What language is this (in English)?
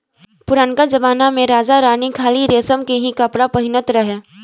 Bhojpuri